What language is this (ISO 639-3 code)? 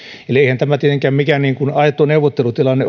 fin